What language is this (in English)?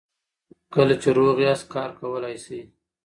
Pashto